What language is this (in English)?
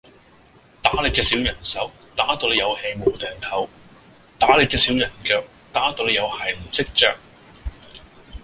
Cantonese